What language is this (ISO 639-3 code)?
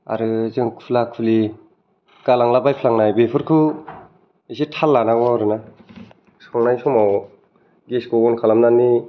brx